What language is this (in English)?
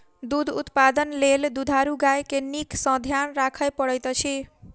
Maithili